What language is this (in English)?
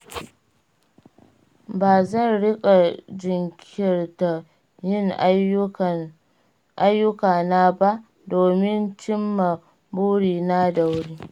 Hausa